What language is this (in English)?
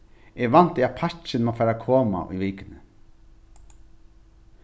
Faroese